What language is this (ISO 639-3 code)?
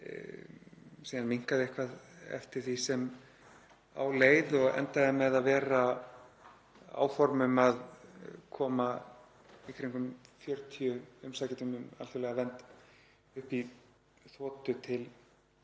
isl